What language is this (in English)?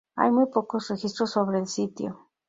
Spanish